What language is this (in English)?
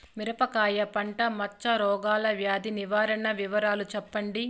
Telugu